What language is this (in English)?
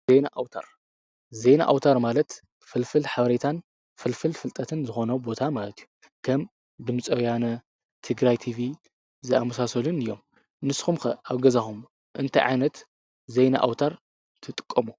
Tigrinya